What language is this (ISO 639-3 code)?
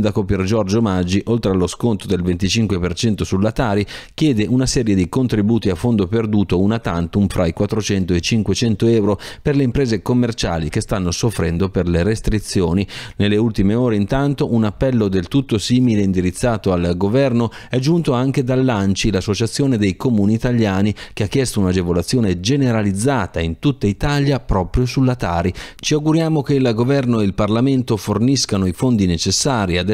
ita